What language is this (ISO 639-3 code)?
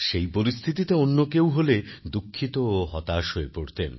ben